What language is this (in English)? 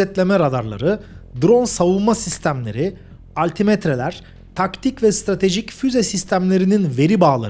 Turkish